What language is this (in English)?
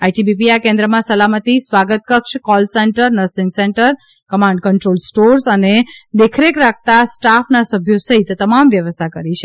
Gujarati